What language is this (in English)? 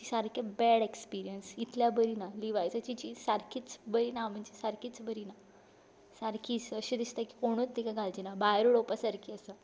Konkani